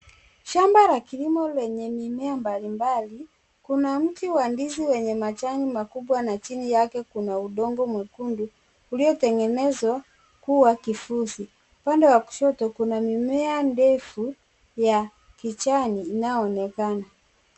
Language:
Swahili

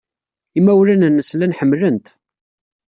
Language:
Kabyle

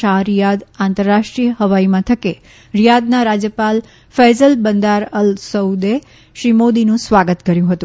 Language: Gujarati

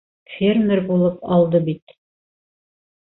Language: Bashkir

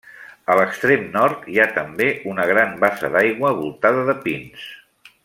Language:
Catalan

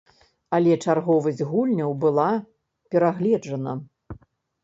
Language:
Belarusian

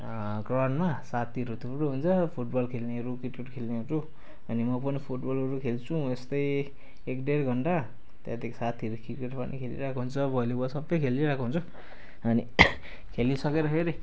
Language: Nepali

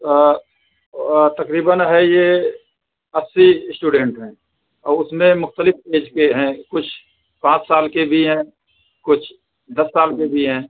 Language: Urdu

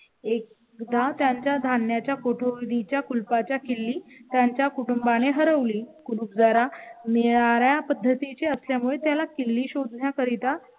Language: Marathi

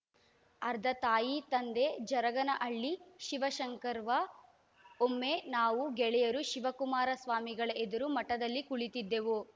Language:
Kannada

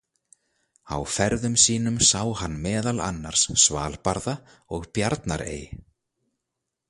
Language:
Icelandic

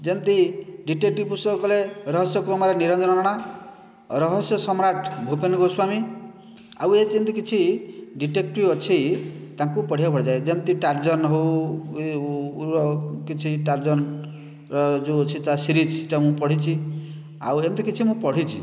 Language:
Odia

